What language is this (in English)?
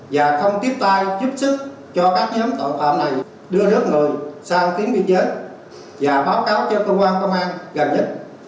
Vietnamese